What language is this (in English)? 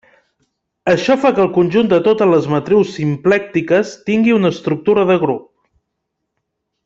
Catalan